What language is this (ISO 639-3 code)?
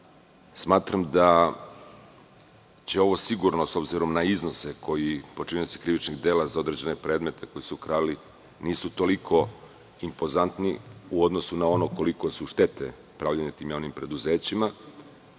srp